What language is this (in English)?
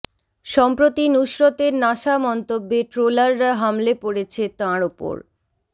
Bangla